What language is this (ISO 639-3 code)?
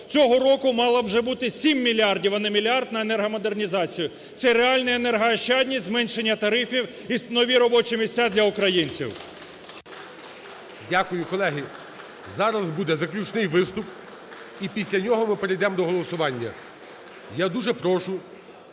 ukr